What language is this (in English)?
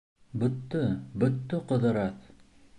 Bashkir